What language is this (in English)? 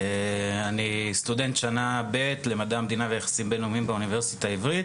Hebrew